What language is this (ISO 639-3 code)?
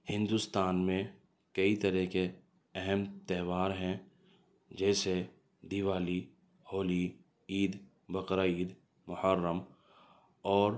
urd